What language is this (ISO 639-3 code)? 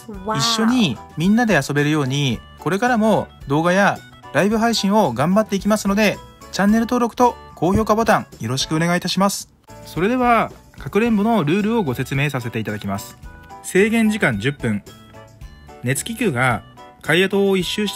jpn